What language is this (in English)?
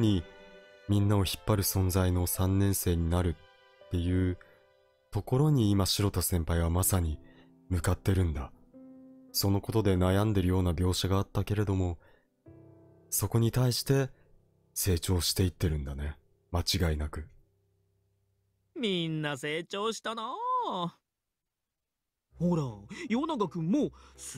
Japanese